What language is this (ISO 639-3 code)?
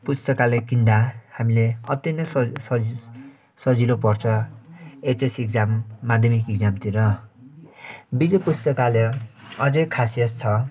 nep